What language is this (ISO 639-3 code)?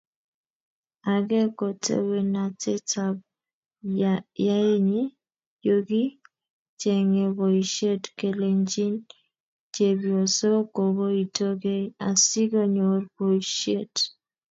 kln